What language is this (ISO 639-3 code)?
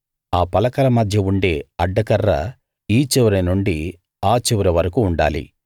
tel